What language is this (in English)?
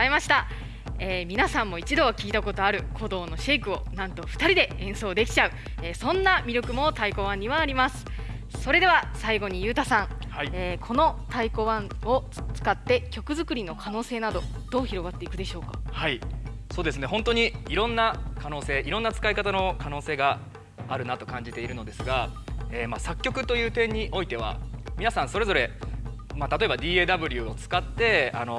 Japanese